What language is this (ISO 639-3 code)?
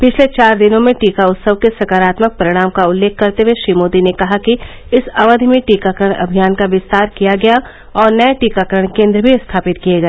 hin